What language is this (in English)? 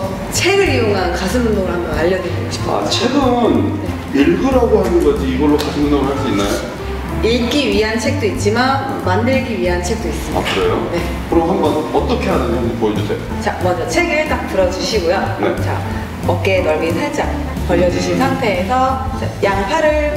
Korean